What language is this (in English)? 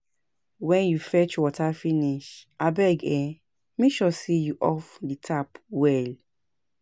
Nigerian Pidgin